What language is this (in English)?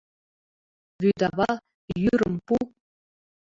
Mari